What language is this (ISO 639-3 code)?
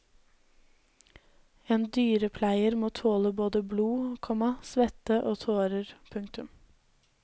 nor